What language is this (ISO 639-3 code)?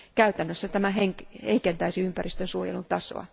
fin